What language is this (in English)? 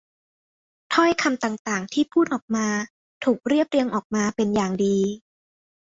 Thai